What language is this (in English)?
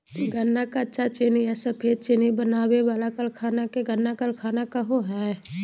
Magahi